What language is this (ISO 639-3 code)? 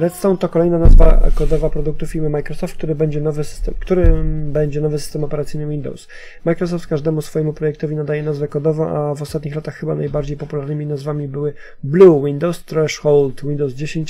pol